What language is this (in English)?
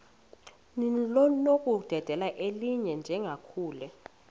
Xhosa